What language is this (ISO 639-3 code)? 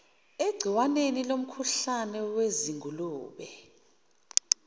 zul